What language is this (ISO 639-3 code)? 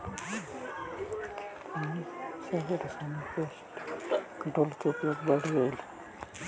mag